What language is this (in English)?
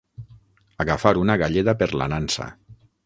Catalan